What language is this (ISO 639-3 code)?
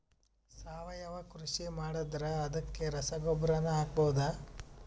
kan